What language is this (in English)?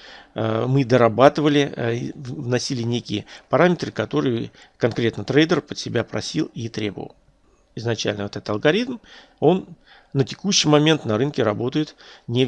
Russian